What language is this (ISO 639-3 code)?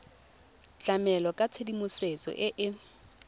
tsn